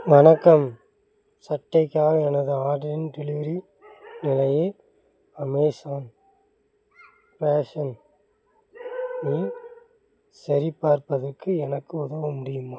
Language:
Tamil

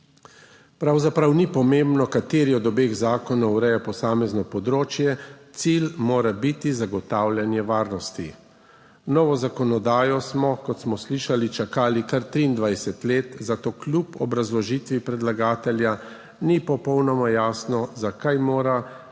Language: Slovenian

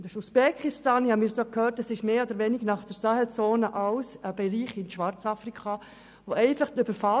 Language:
Swiss German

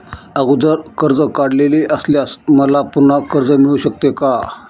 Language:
Marathi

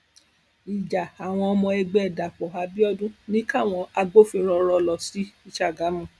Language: Yoruba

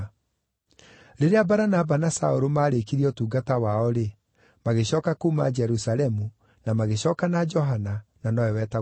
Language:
Kikuyu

